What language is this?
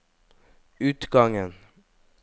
Norwegian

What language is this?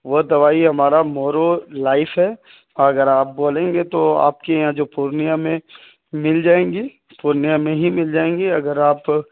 Urdu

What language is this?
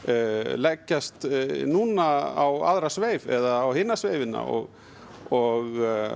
Icelandic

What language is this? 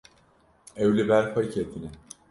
Kurdish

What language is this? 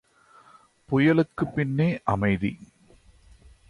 Tamil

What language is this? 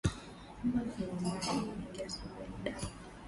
Swahili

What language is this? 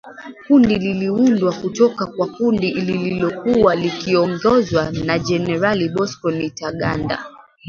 Swahili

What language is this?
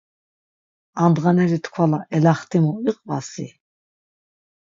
Laz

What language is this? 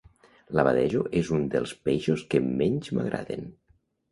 Catalan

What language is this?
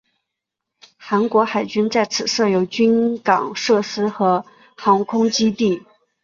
Chinese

